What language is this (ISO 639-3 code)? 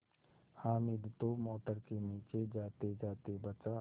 hin